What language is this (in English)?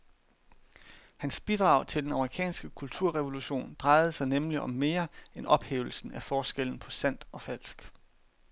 Danish